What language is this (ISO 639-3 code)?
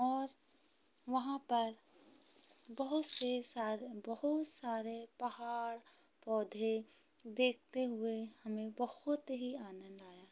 hin